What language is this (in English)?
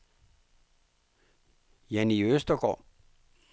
Danish